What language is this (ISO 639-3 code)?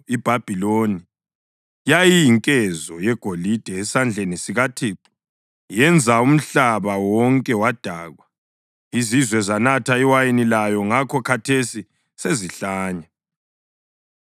nde